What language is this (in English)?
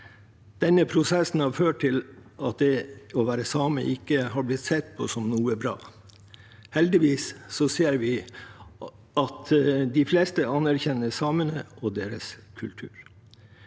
Norwegian